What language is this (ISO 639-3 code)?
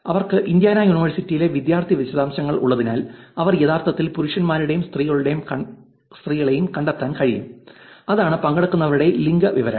mal